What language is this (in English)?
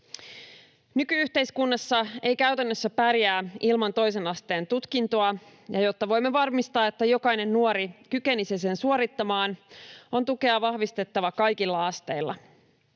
Finnish